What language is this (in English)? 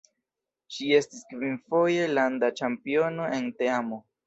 Esperanto